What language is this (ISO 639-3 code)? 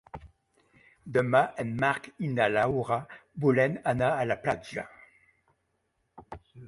cat